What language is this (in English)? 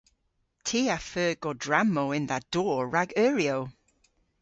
Cornish